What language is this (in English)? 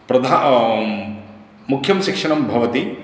Sanskrit